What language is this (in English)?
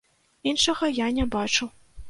Belarusian